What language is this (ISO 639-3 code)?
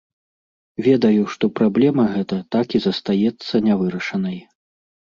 bel